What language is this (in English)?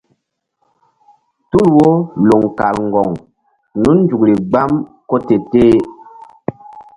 Mbum